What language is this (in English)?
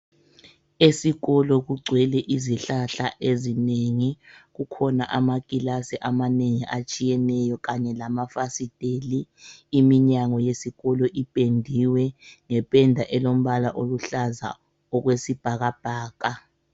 North Ndebele